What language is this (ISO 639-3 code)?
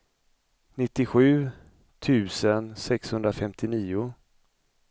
swe